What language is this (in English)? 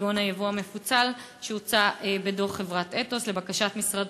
Hebrew